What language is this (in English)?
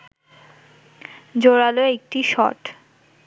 Bangla